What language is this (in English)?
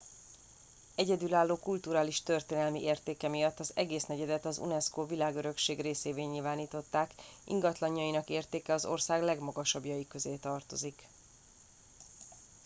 Hungarian